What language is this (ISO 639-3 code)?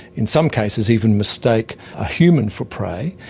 eng